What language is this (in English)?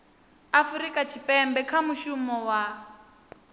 Venda